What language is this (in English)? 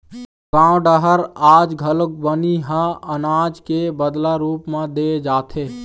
Chhattisgarhi